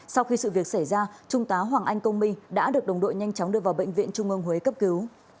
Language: Vietnamese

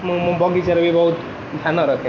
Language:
Odia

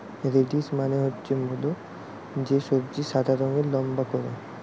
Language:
Bangla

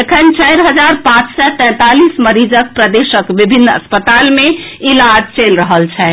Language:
Maithili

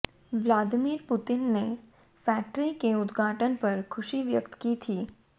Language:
Hindi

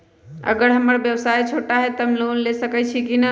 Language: Magahi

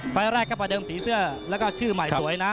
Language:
Thai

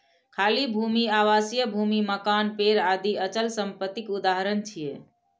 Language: Maithili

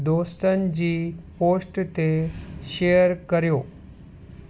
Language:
Sindhi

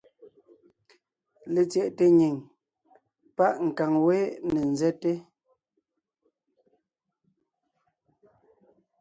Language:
Ngiemboon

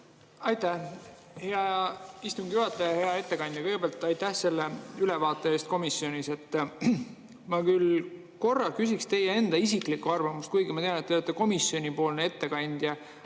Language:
Estonian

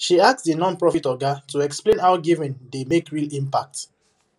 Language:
Nigerian Pidgin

